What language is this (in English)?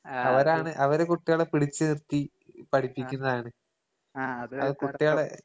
Malayalam